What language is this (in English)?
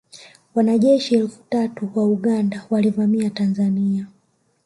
Swahili